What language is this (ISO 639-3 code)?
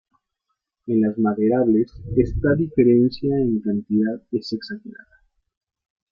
spa